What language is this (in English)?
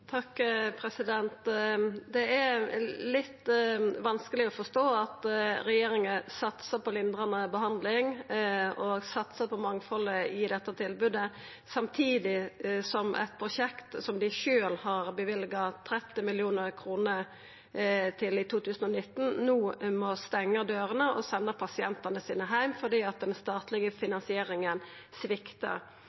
Norwegian